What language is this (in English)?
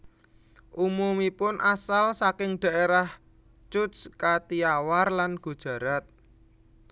Javanese